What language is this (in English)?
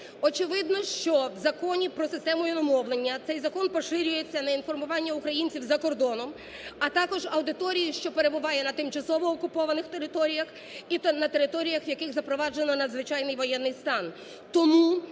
Ukrainian